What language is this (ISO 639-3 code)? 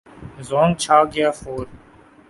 urd